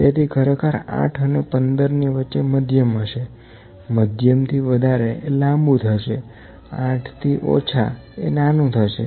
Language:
Gujarati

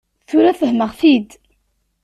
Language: Kabyle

